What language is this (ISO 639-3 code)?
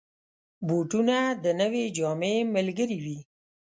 pus